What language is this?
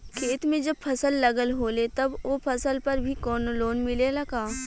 Bhojpuri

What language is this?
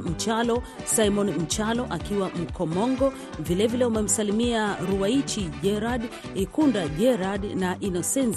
Swahili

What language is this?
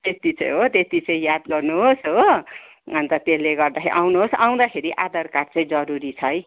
Nepali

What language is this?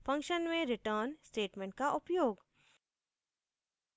Hindi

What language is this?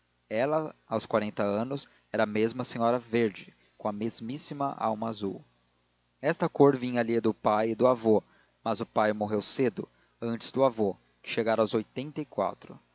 Portuguese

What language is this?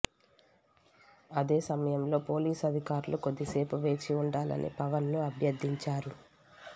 Telugu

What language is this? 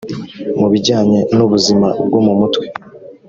Kinyarwanda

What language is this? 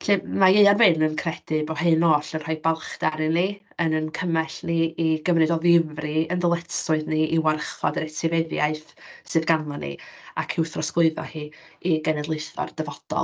Welsh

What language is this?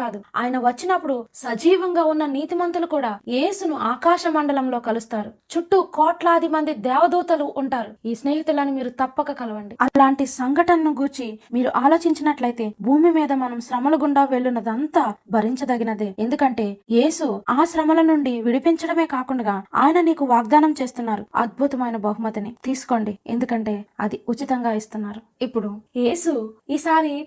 Telugu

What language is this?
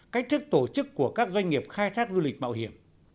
Vietnamese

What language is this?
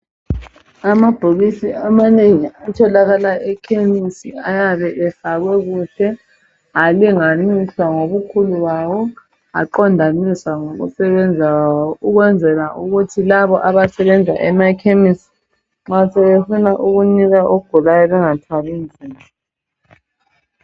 North Ndebele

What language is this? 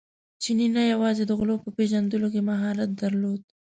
Pashto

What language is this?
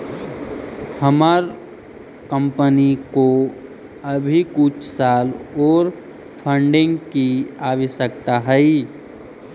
Magahi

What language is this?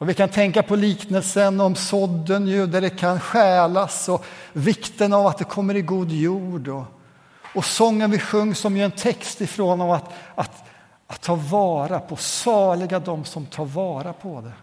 Swedish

